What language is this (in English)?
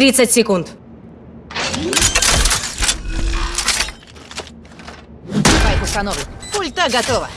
Russian